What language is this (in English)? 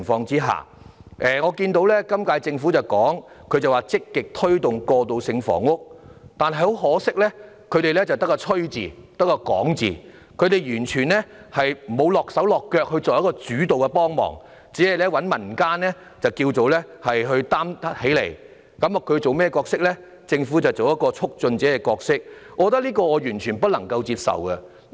Cantonese